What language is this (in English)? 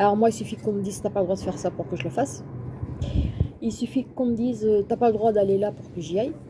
French